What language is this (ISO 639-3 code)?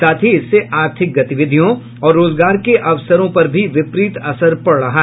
hin